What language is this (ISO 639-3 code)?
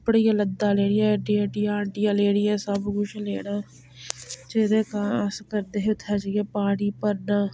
doi